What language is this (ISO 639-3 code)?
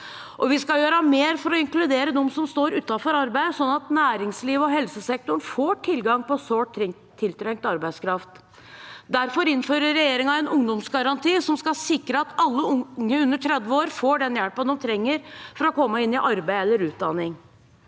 nor